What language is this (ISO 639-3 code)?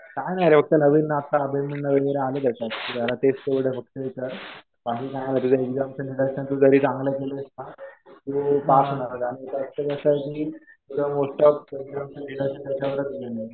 mar